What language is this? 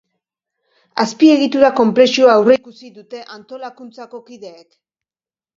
Basque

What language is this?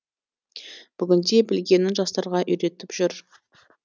Kazakh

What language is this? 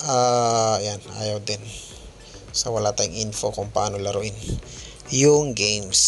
Filipino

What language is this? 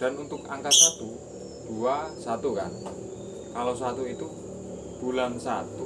Indonesian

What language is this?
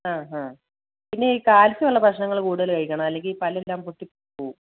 Malayalam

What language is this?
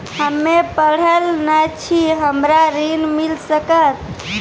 Maithili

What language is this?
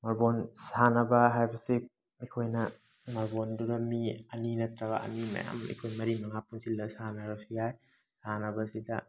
Manipuri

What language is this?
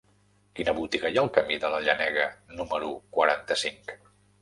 Catalan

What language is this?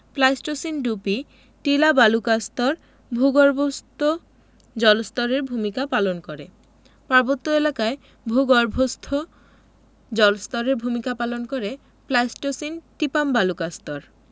Bangla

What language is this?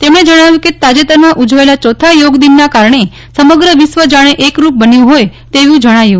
Gujarati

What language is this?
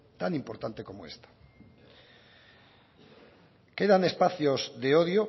Spanish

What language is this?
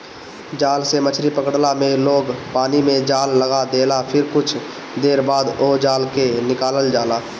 Bhojpuri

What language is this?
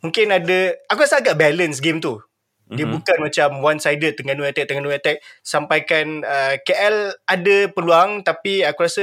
Malay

